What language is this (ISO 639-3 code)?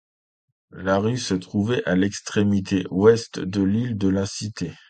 fra